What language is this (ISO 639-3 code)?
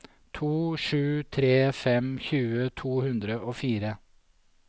nor